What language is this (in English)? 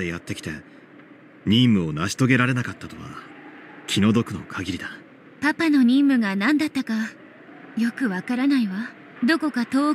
Japanese